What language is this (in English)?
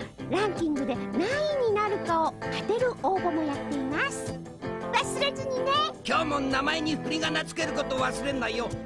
Japanese